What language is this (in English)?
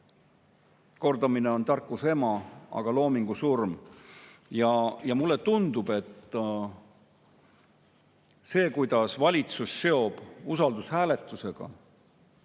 Estonian